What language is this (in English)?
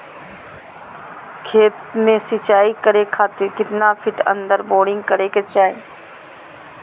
Magahi